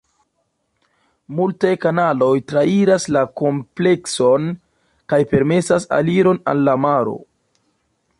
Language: Esperanto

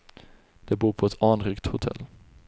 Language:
Swedish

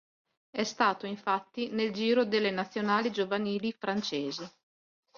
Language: Italian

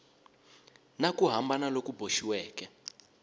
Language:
Tsonga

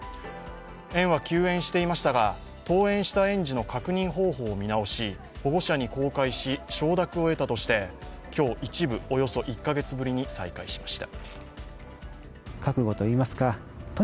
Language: Japanese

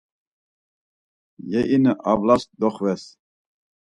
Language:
Laz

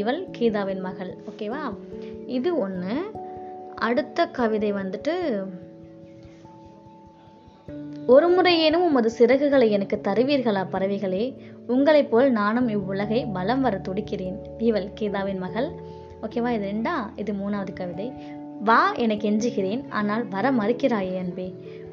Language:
Tamil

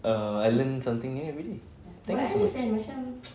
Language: English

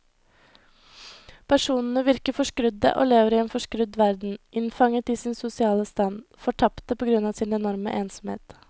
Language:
Norwegian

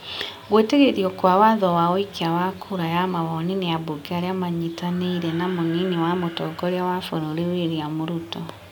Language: Kikuyu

